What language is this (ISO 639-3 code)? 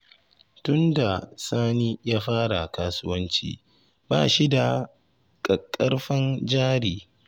hau